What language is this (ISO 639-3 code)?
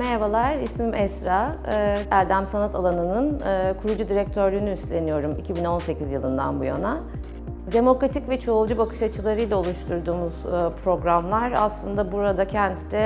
tur